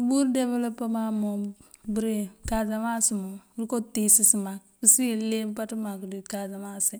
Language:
Mandjak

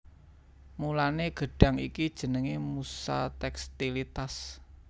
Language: Javanese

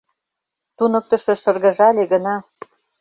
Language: Mari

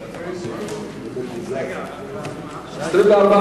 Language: Hebrew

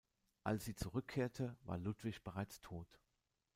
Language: German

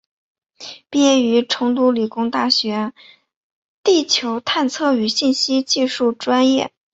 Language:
Chinese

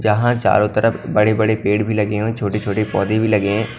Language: Hindi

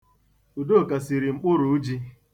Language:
Igbo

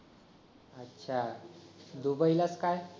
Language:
Marathi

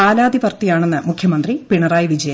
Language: Malayalam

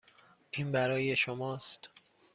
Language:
Persian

